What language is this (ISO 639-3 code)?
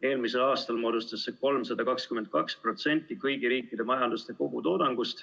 est